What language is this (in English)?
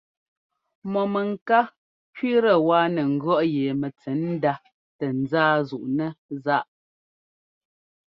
Ngomba